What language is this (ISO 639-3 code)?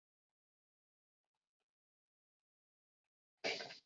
zho